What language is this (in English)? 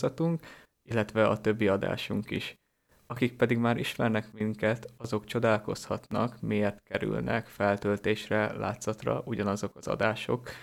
Hungarian